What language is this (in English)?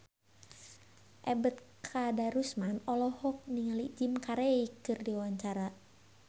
Sundanese